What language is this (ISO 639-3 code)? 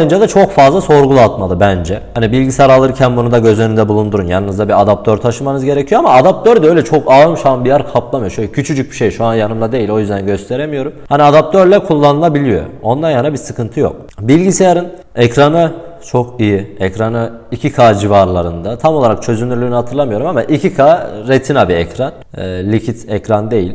tur